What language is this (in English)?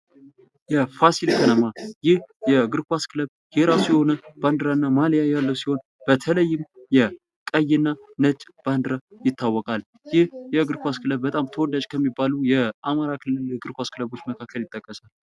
Amharic